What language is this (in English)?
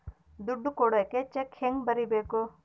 Kannada